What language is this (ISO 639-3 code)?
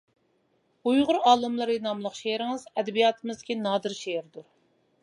uig